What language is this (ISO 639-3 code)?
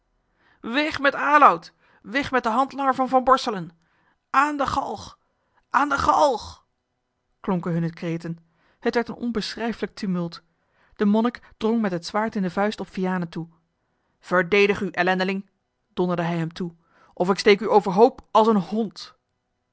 nld